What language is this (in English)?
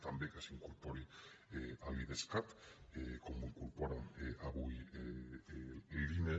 Catalan